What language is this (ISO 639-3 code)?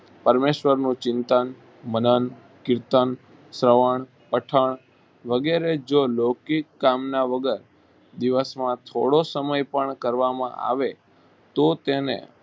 guj